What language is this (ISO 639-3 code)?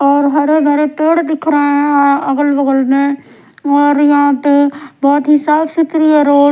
hin